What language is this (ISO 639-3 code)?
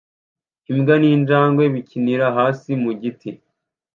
kin